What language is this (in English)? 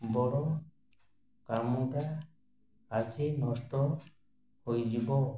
Odia